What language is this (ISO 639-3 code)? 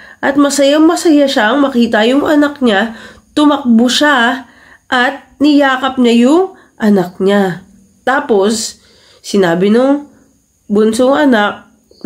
fil